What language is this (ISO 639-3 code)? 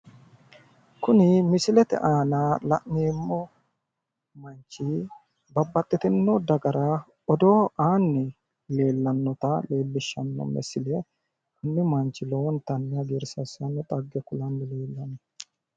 sid